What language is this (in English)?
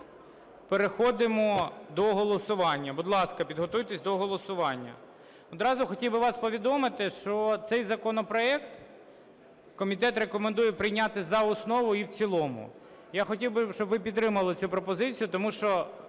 Ukrainian